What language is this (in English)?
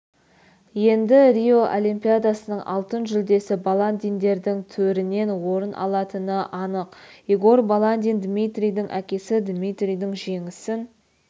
Kazakh